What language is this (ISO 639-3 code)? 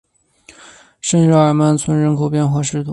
zho